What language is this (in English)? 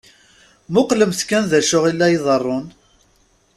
Kabyle